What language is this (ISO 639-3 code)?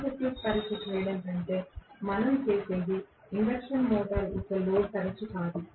tel